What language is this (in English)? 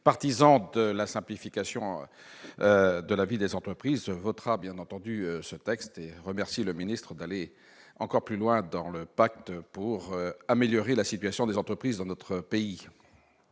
French